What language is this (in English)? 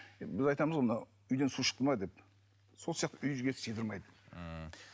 Kazakh